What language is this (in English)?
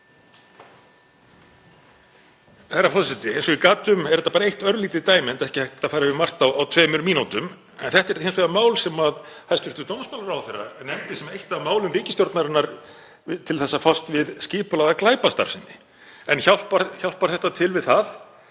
Icelandic